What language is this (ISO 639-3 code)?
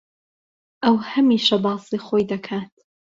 ckb